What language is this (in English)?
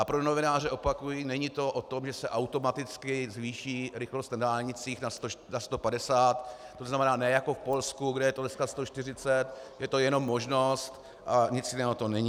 Czech